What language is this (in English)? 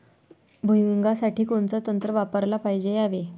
Marathi